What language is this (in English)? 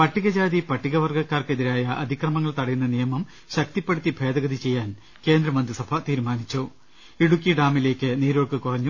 Malayalam